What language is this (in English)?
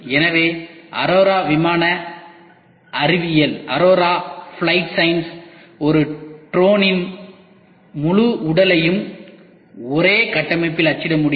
Tamil